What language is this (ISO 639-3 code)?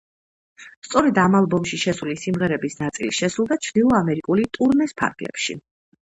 kat